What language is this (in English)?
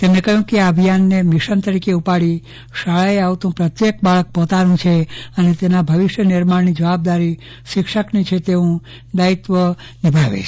Gujarati